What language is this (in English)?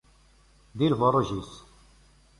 Kabyle